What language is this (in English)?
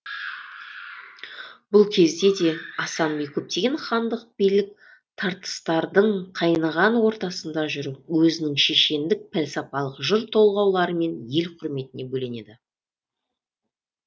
Kazakh